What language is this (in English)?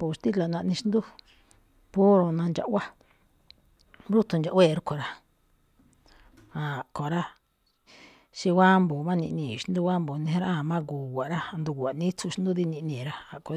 Malinaltepec Me'phaa